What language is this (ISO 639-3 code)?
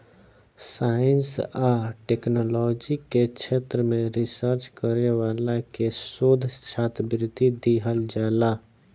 bho